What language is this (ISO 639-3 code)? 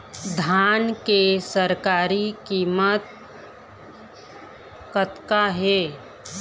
hne